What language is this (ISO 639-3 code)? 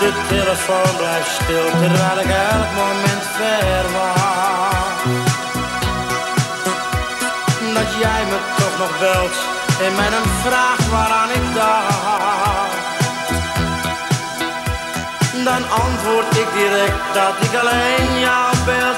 nld